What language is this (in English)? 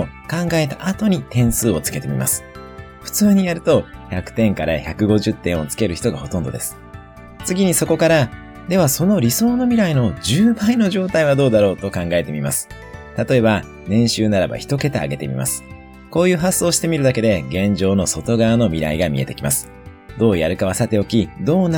Japanese